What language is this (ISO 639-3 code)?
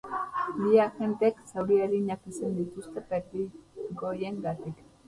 eus